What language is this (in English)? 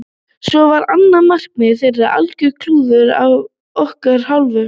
Icelandic